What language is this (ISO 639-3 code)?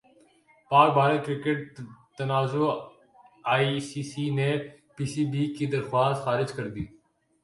urd